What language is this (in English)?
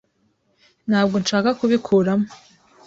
Kinyarwanda